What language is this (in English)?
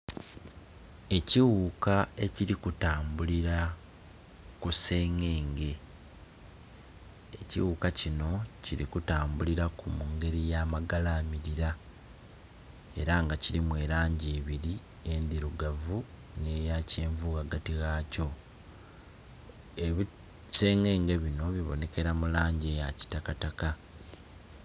Soga